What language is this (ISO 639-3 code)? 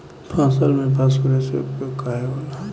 bho